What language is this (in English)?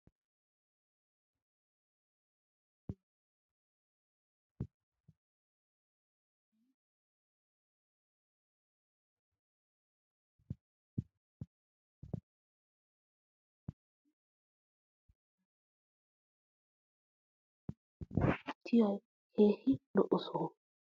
Wolaytta